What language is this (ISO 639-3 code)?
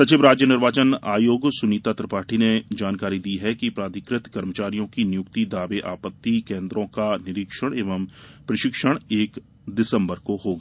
hin